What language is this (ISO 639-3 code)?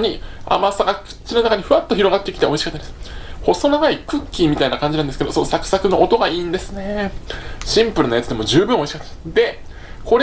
jpn